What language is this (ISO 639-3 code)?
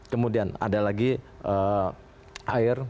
ind